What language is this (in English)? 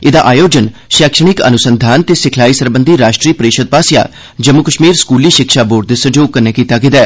Dogri